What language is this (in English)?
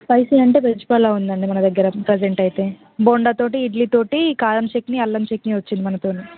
Telugu